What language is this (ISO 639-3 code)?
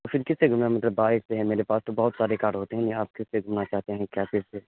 urd